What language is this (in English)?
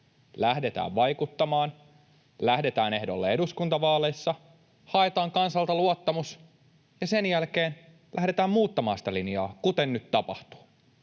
Finnish